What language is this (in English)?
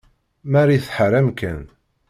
Kabyle